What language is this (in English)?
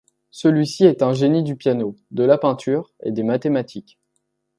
French